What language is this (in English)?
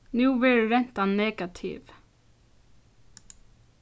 Faroese